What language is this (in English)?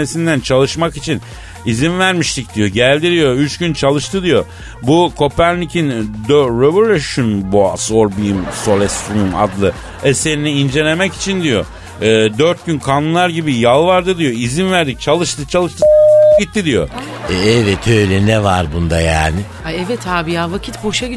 Turkish